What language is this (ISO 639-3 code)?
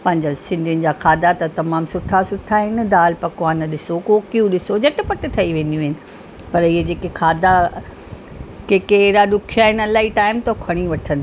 snd